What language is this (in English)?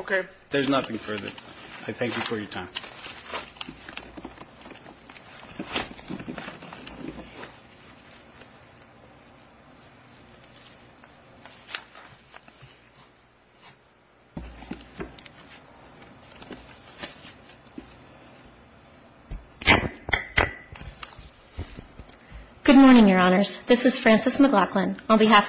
English